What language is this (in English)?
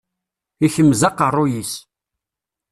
Kabyle